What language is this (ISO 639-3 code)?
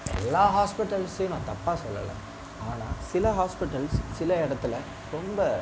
tam